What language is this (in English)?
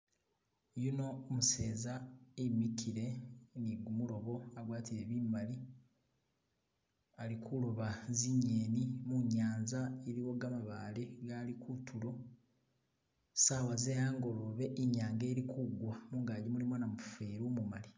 Masaaba